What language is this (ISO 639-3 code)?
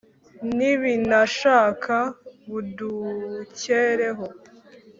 kin